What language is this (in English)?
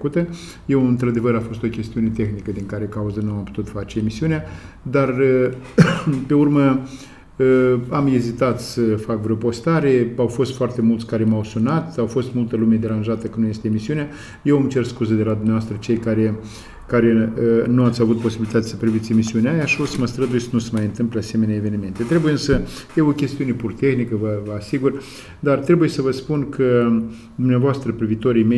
Romanian